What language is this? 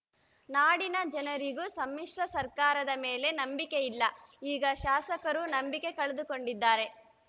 Kannada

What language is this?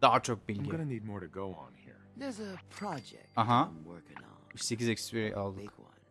Turkish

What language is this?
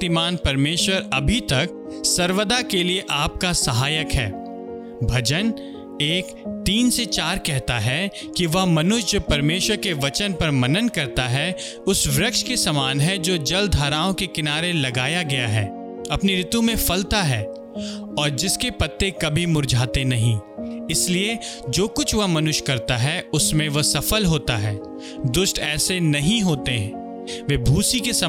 Hindi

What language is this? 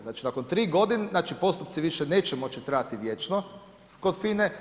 Croatian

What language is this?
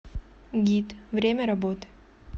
Russian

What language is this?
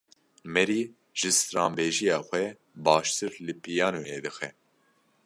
Kurdish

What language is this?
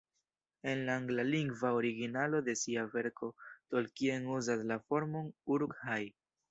Esperanto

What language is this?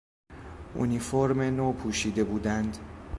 Persian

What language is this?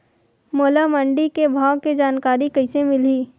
Chhattisgarhi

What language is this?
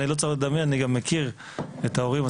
Hebrew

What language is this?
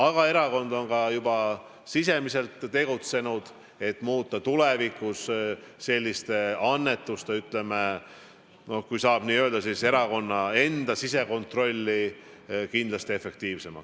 Estonian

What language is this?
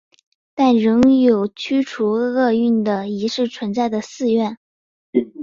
Chinese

